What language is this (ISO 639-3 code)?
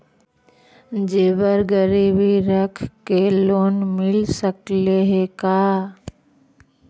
mag